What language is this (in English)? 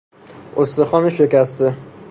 Persian